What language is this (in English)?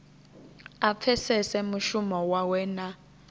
Venda